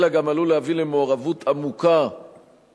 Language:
Hebrew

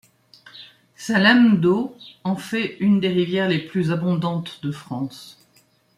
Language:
French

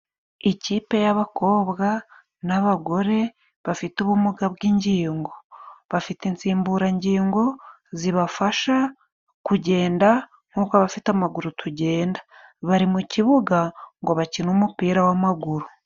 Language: Kinyarwanda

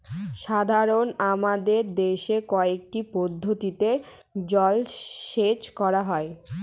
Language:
Bangla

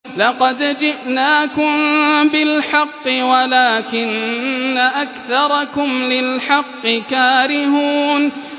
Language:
Arabic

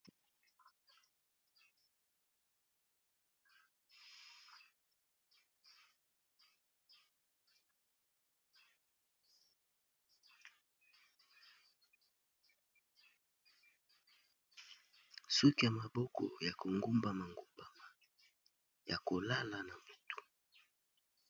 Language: Lingala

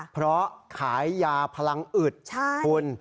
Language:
Thai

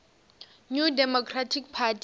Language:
Northern Sotho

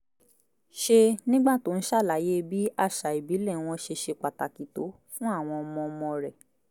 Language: Yoruba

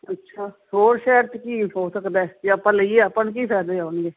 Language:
Punjabi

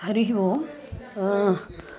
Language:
Sanskrit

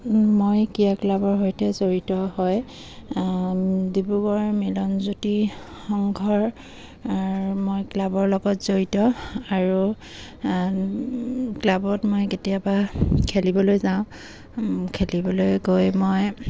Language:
Assamese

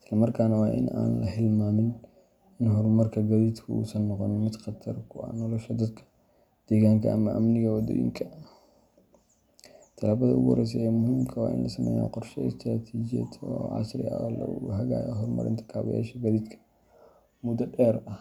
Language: Somali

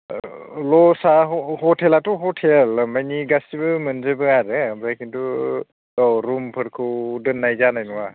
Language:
Bodo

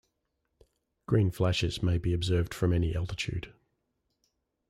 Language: English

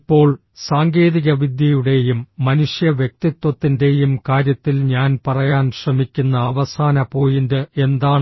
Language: Malayalam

